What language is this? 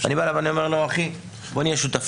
Hebrew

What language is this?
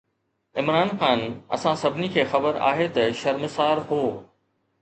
Sindhi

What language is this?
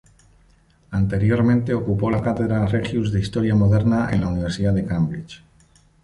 Spanish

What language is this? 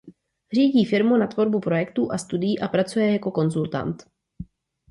Czech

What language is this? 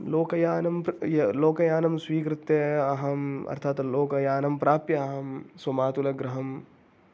Sanskrit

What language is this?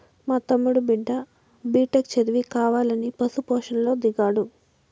Telugu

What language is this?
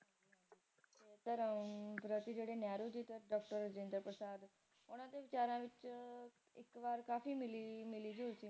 Punjabi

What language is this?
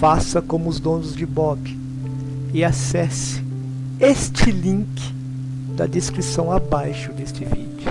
Portuguese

